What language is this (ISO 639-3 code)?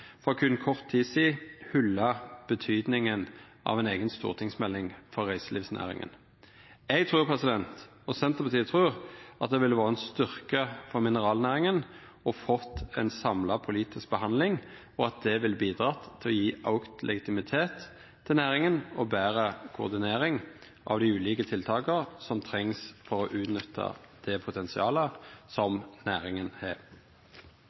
nno